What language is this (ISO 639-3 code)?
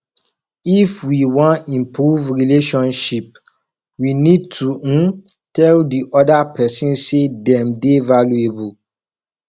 pcm